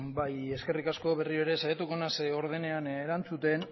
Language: Basque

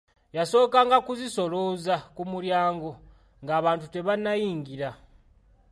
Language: Ganda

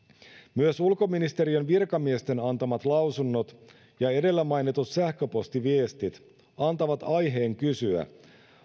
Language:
Finnish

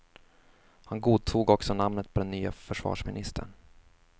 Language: Swedish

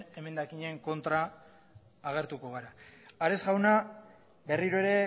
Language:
Basque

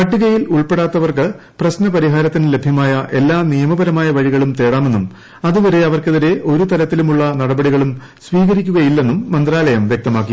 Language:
Malayalam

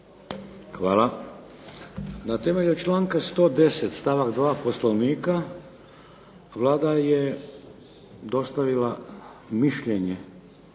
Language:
Croatian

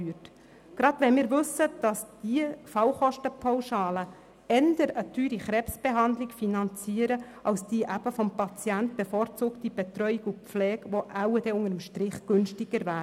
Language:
Swiss German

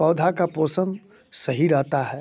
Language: Hindi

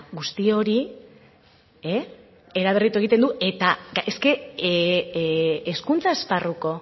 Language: Basque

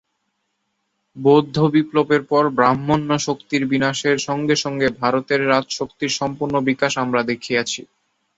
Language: Bangla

